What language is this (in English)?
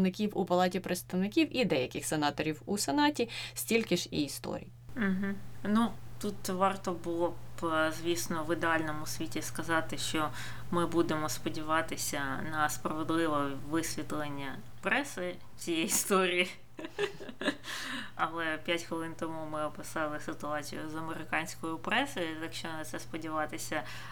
Ukrainian